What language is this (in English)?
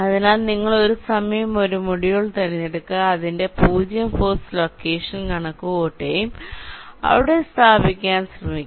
Malayalam